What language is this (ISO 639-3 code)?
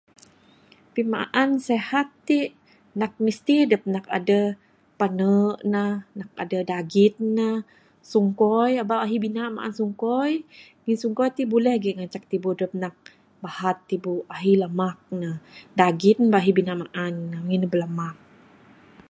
sdo